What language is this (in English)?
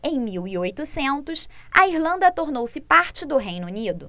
Portuguese